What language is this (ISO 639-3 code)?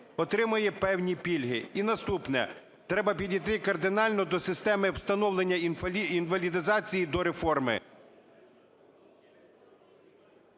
ukr